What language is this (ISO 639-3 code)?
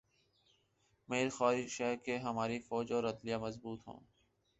urd